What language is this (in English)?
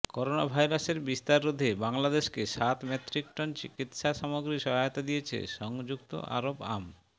Bangla